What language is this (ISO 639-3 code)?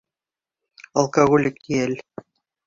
bak